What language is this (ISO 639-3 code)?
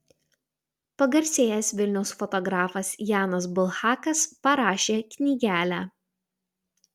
lit